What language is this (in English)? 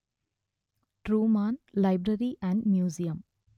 Telugu